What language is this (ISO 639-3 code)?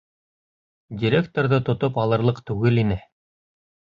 bak